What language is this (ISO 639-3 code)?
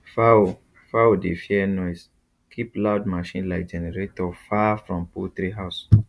pcm